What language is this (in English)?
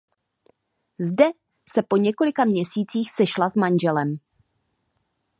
Czech